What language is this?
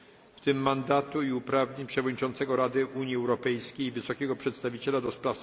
Polish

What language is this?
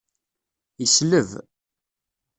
Kabyle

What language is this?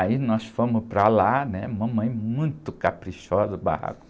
Portuguese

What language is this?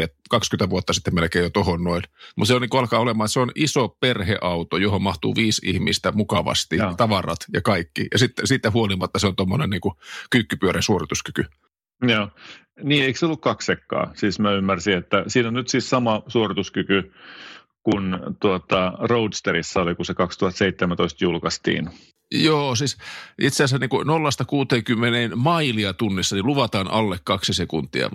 Finnish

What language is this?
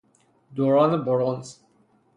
Persian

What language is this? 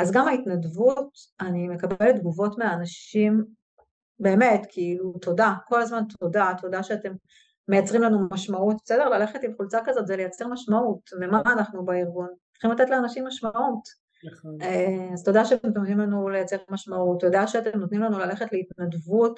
Hebrew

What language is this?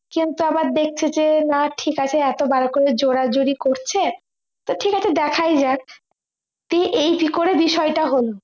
Bangla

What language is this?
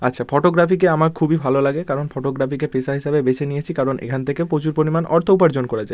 Bangla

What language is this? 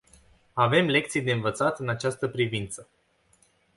Romanian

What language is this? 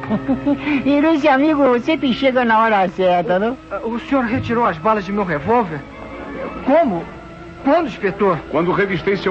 Portuguese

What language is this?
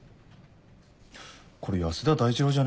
Japanese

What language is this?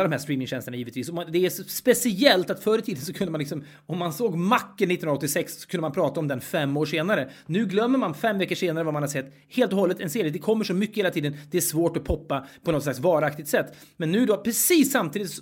Swedish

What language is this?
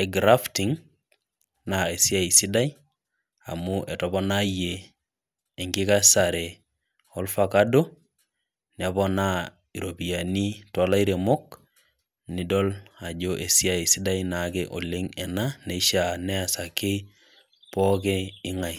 Masai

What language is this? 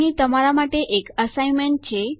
Gujarati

